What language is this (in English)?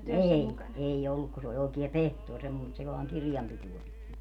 Finnish